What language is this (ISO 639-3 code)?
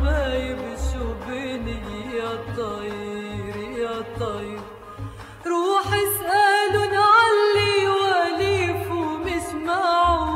ara